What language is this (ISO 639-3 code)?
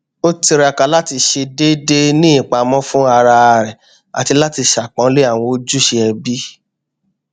yor